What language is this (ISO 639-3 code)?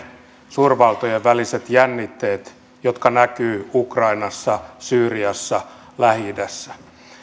fin